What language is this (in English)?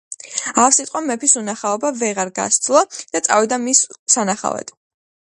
Georgian